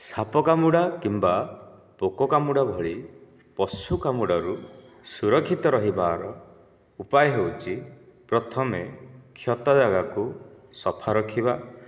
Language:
Odia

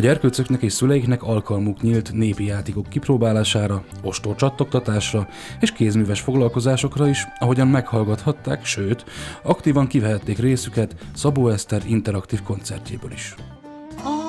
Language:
Hungarian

